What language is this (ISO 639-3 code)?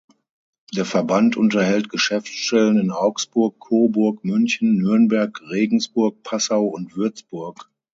deu